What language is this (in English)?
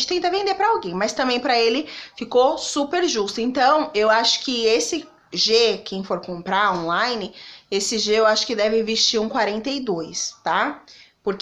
Portuguese